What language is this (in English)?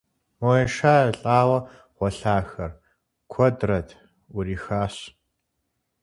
Kabardian